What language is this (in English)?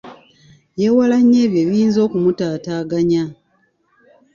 Ganda